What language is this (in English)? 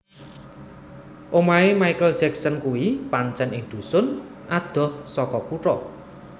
Javanese